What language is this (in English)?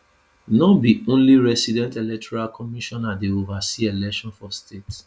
Nigerian Pidgin